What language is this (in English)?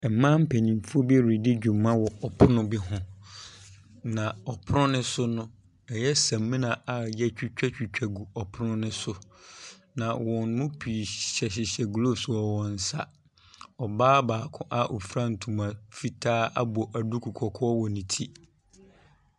Akan